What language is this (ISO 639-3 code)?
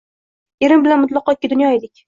uzb